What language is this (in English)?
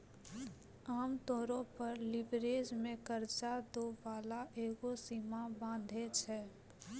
Maithili